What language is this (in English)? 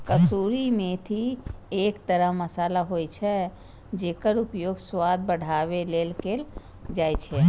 Maithili